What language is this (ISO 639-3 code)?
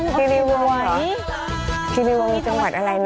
tha